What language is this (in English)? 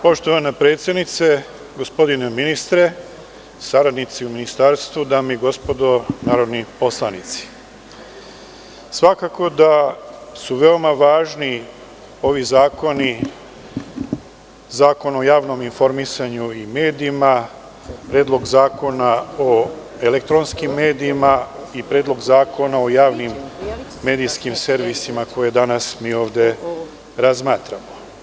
Serbian